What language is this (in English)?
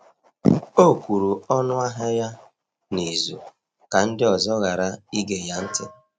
Igbo